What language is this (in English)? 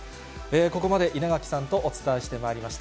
Japanese